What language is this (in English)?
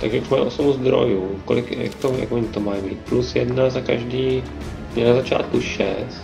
Czech